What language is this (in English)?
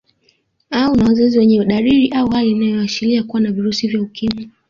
Swahili